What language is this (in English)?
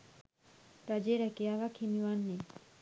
Sinhala